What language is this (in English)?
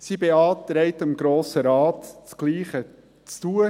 Swiss German